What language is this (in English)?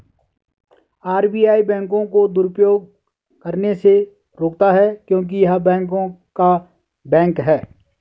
Hindi